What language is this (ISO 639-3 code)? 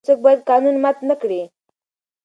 pus